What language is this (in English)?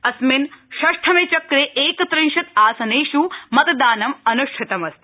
Sanskrit